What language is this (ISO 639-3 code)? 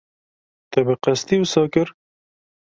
kur